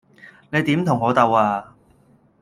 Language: Cantonese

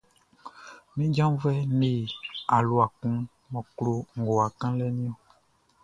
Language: Baoulé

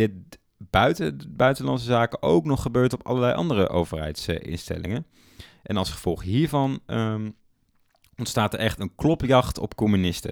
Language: Dutch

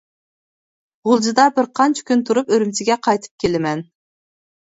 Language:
Uyghur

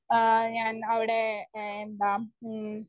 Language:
Malayalam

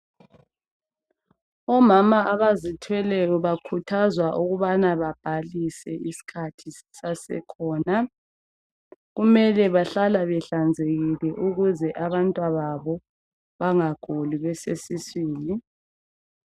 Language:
North Ndebele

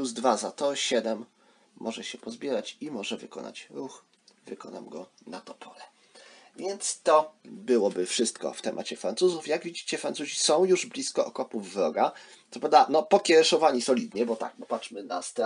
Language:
Polish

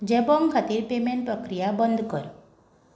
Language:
Konkani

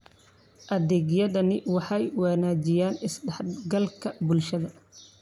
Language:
Somali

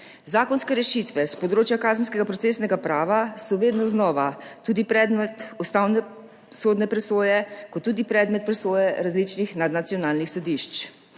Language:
Slovenian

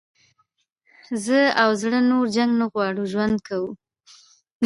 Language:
Pashto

